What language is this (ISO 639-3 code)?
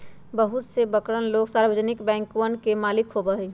mag